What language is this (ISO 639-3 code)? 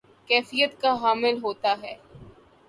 urd